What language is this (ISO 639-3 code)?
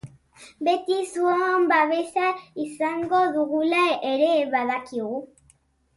eus